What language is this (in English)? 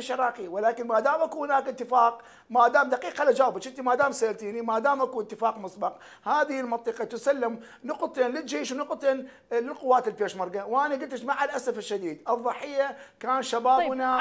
Arabic